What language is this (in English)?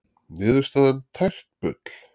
Icelandic